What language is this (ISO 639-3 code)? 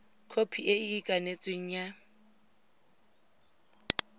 tsn